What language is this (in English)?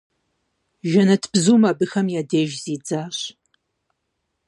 Kabardian